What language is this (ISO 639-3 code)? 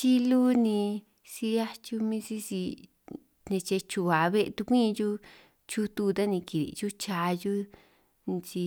trq